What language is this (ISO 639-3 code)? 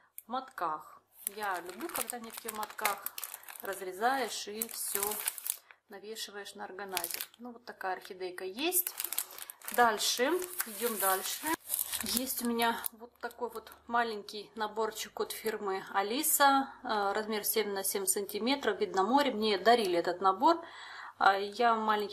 rus